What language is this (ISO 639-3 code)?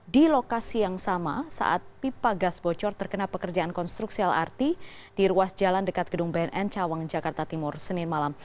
ind